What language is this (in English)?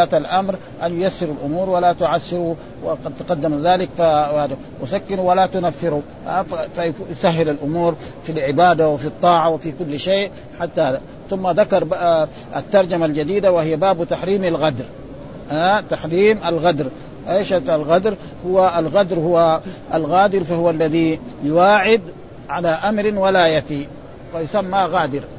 Arabic